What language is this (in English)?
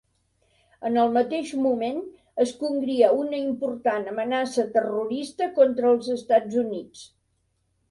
Catalan